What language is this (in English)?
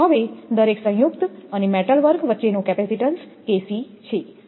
Gujarati